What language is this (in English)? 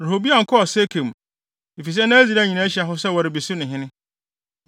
Akan